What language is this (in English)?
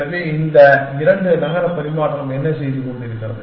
Tamil